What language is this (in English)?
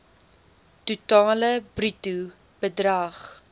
Afrikaans